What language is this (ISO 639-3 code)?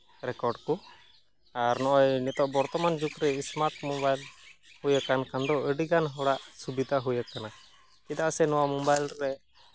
sat